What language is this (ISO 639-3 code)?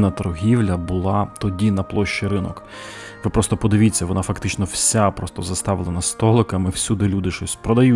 ukr